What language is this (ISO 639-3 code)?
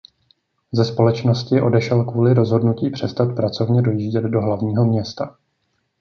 ces